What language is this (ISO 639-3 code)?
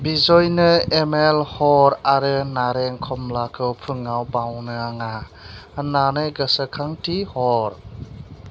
brx